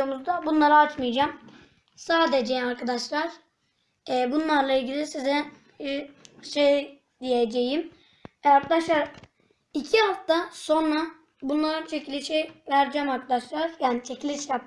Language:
Turkish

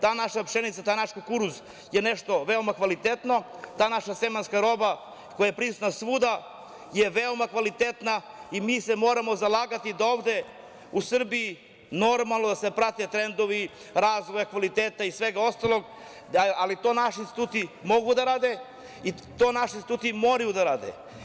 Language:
Serbian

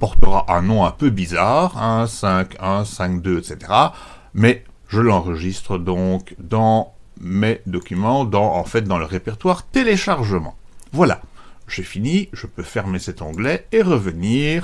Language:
French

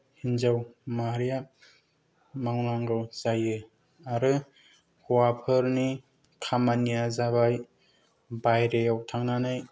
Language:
Bodo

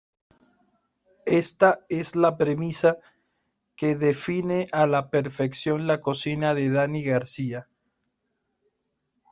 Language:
Spanish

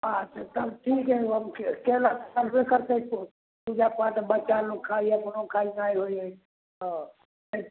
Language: Maithili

